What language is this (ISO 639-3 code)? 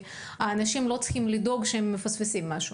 heb